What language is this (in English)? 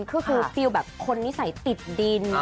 Thai